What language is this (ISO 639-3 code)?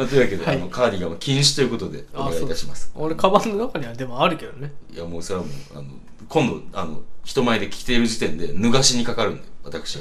jpn